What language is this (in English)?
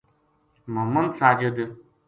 Gujari